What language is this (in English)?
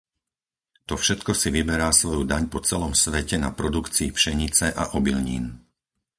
Slovak